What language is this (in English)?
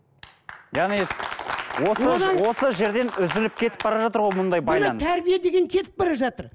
Kazakh